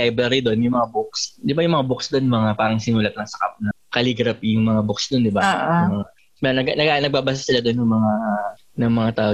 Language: Filipino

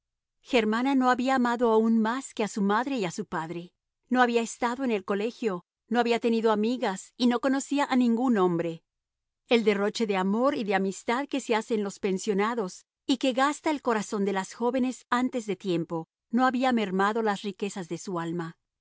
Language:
Spanish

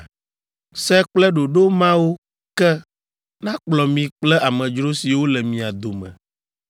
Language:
Ewe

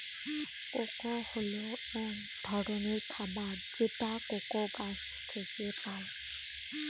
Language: Bangla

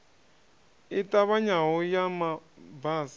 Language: Venda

